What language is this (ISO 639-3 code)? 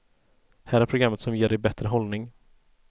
swe